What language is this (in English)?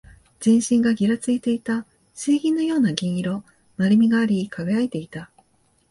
Japanese